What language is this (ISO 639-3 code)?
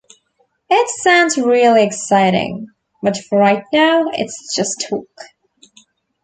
eng